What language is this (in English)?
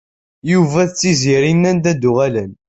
Kabyle